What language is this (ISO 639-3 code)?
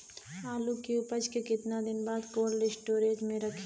bho